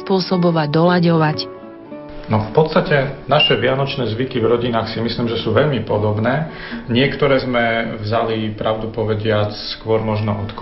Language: Slovak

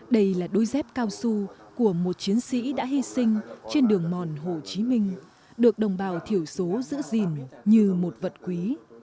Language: Vietnamese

